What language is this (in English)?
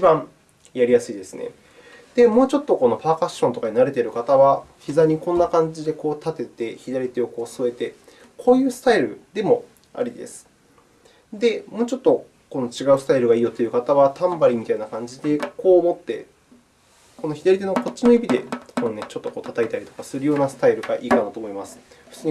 Japanese